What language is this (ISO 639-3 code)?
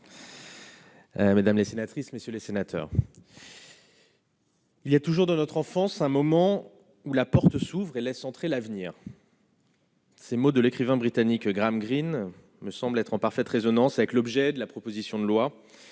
fra